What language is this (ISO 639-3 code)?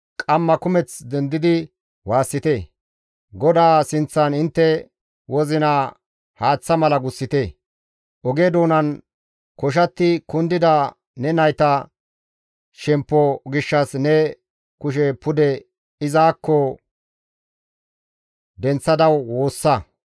gmv